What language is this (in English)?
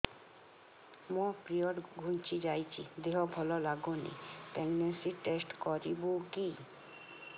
Odia